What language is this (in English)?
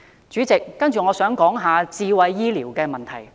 Cantonese